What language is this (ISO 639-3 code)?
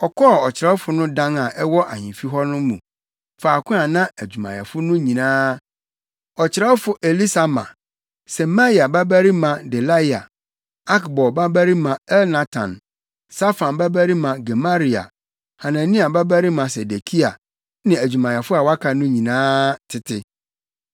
aka